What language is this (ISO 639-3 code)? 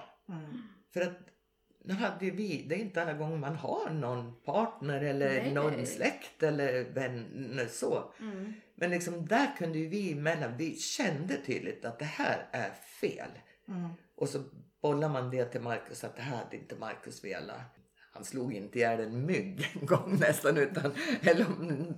swe